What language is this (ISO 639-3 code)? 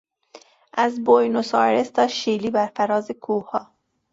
fas